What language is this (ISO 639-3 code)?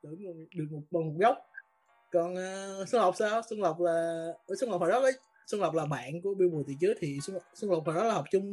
vie